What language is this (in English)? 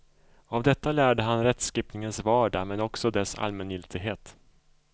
Swedish